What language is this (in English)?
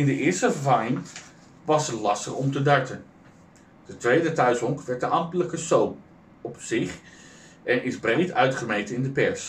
Dutch